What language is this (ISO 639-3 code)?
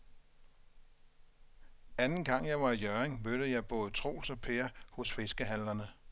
dan